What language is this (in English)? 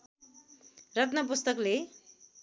Nepali